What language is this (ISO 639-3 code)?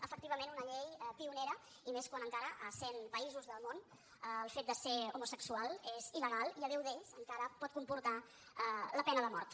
cat